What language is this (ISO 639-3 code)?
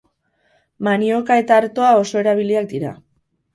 eus